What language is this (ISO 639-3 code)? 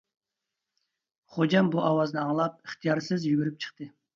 uig